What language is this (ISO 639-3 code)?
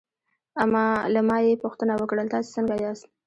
pus